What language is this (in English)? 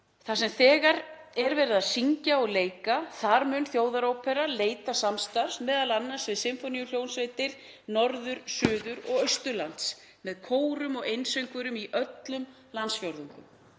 Icelandic